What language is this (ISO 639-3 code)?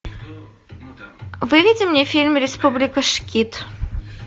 rus